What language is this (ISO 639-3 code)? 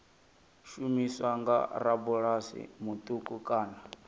ven